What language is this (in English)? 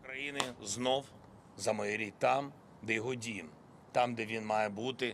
Ukrainian